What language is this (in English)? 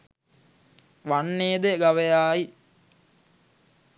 Sinhala